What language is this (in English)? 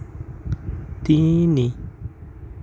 Assamese